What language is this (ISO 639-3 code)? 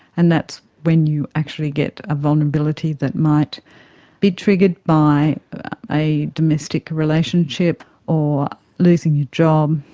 eng